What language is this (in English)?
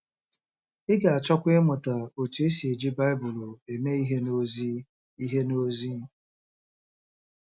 Igbo